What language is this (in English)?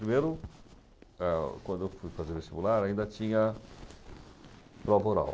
Portuguese